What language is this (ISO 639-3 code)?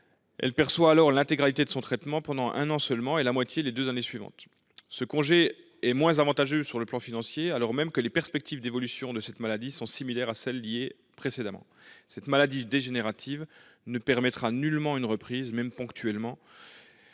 fra